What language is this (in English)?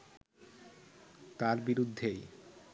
Bangla